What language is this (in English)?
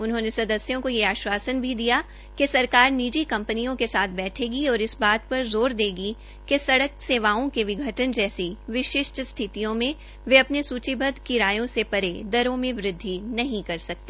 Hindi